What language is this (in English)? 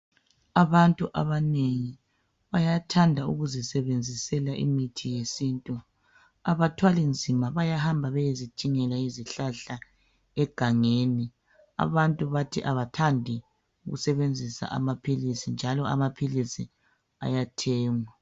North Ndebele